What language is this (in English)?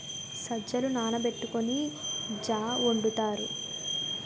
Telugu